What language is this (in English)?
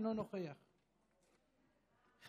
Hebrew